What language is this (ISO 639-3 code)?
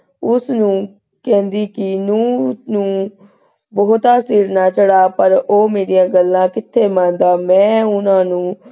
pan